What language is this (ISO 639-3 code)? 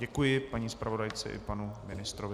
ces